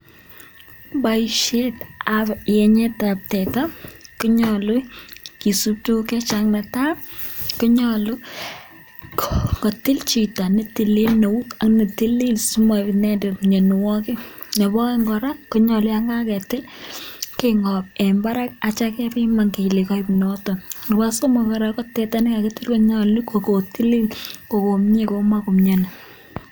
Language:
Kalenjin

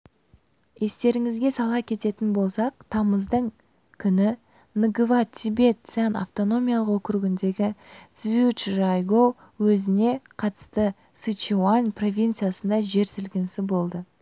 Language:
Kazakh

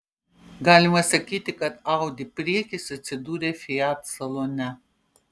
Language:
Lithuanian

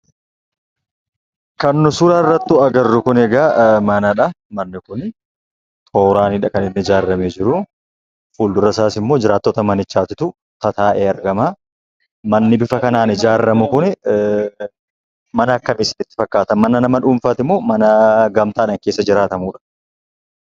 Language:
Oromo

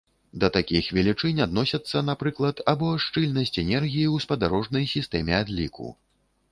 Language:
Belarusian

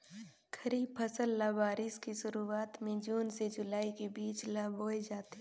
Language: Chhattisgarhi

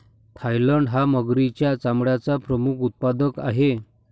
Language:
Marathi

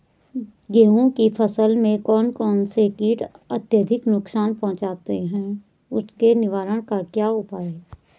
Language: Hindi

